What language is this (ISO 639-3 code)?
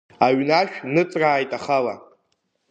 abk